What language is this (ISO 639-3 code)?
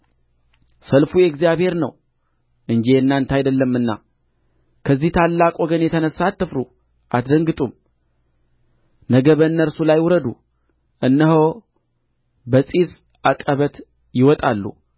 amh